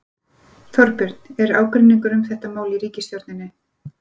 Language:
Icelandic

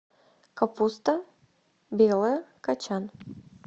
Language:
Russian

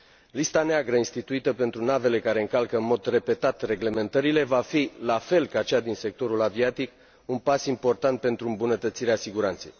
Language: Romanian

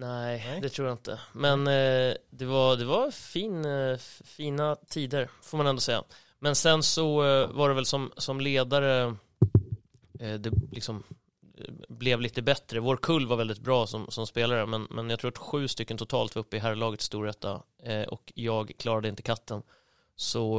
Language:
Swedish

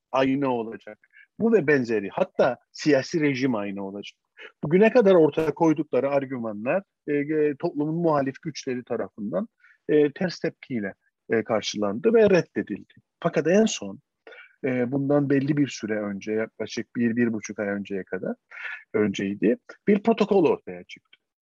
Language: Turkish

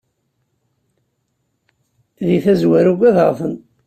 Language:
Kabyle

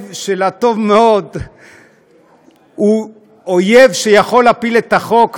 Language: Hebrew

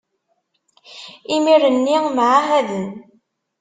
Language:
Kabyle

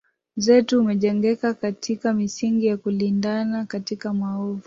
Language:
Swahili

